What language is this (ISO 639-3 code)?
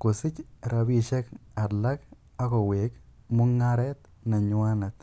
kln